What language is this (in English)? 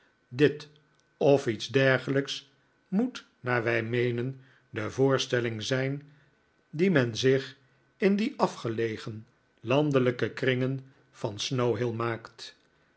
Dutch